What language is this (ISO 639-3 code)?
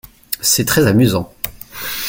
fra